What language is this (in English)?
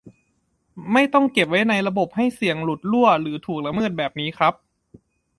Thai